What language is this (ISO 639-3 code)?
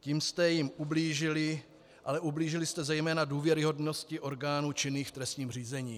ces